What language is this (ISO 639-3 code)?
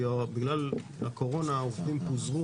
heb